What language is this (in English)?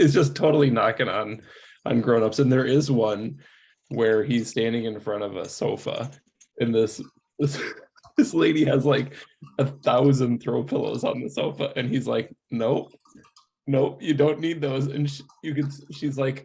English